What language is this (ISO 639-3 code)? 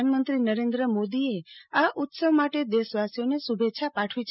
guj